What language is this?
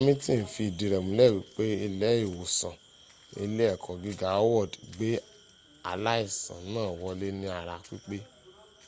Yoruba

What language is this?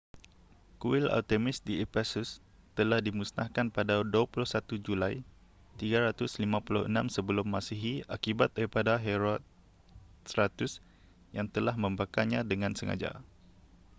Malay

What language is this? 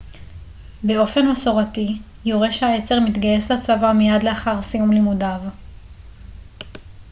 Hebrew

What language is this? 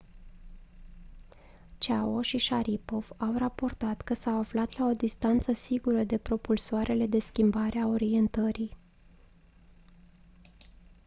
Romanian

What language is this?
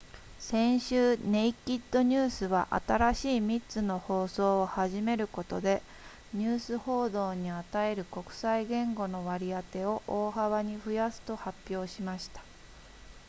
Japanese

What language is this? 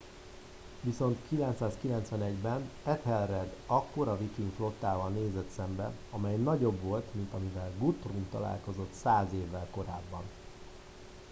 Hungarian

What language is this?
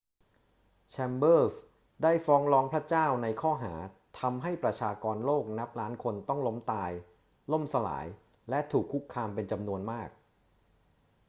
Thai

